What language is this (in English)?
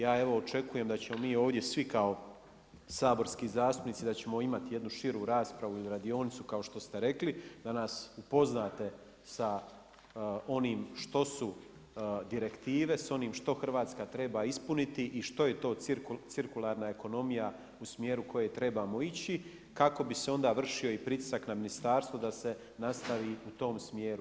Croatian